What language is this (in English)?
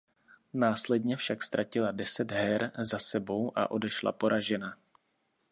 Czech